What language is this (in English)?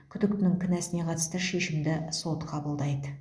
Kazakh